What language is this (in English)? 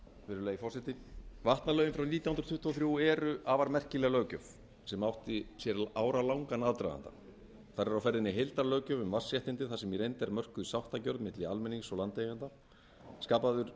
Icelandic